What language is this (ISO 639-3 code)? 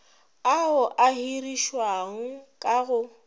nso